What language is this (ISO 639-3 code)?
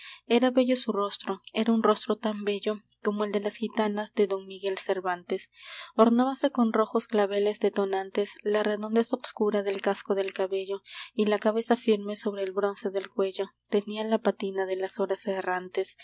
spa